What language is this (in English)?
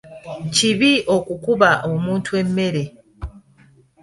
Ganda